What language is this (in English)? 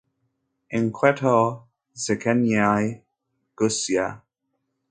Kinyarwanda